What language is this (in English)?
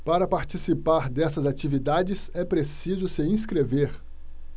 Portuguese